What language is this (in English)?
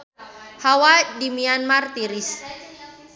Sundanese